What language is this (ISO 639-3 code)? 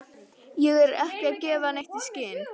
isl